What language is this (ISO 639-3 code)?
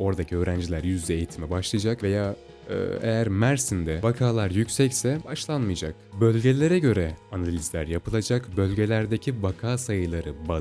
tur